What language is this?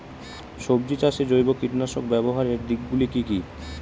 Bangla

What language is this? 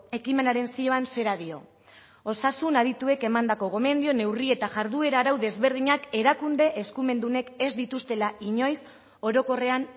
Basque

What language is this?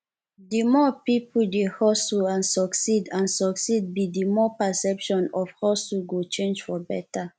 Nigerian Pidgin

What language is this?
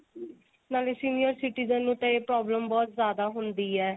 Punjabi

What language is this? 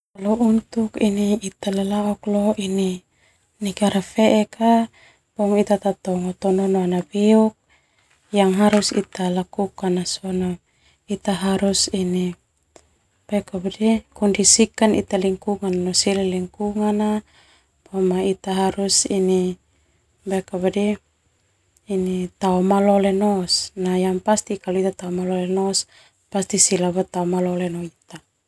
Termanu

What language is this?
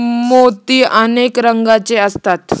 Marathi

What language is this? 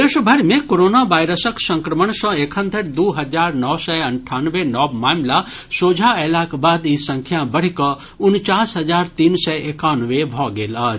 Maithili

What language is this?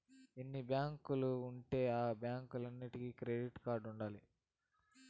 Telugu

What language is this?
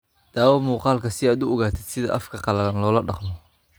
Somali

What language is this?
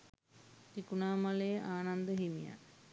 Sinhala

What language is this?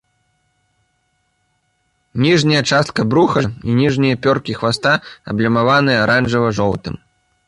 Belarusian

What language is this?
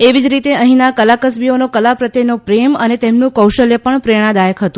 Gujarati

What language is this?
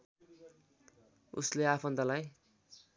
Nepali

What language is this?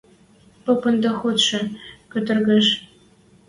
Western Mari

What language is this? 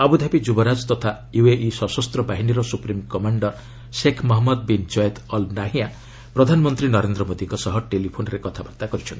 Odia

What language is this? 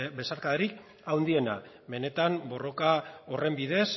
Basque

